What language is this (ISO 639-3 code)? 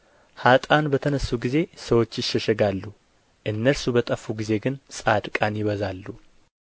amh